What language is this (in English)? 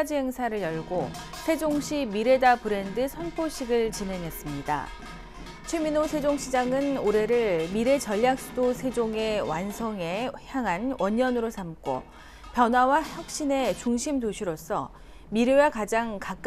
Korean